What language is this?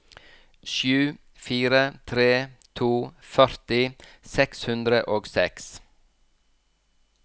Norwegian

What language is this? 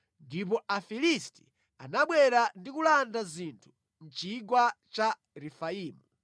Nyanja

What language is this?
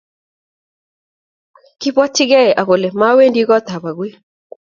Kalenjin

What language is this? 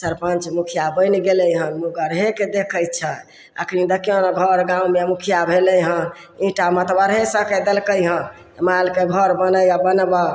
Maithili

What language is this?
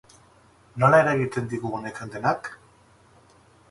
Basque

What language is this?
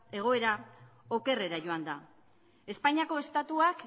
Basque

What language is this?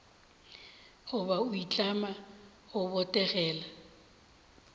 Northern Sotho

